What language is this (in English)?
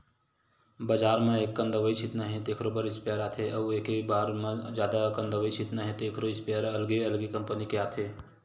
Chhattisgarhi